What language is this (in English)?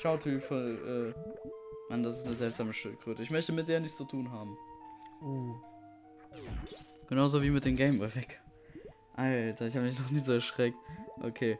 German